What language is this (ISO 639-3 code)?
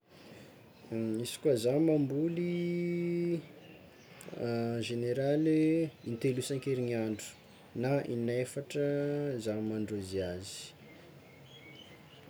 xmw